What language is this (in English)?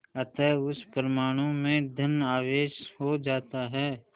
Hindi